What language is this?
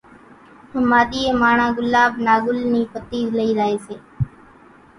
Kachi Koli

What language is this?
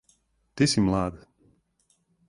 Serbian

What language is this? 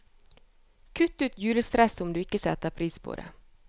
Norwegian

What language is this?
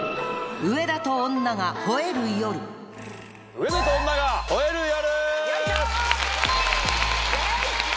Japanese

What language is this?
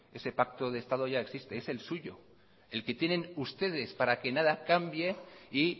Spanish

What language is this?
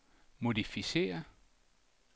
Danish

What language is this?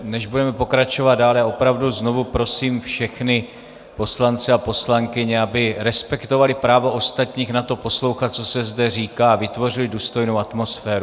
Czech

